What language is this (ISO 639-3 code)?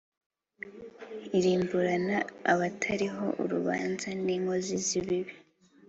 kin